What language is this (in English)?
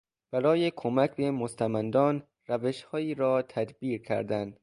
Persian